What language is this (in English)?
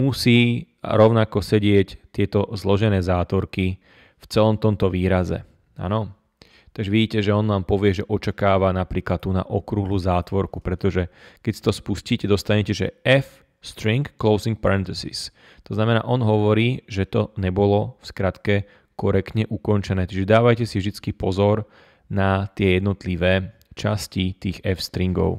Slovak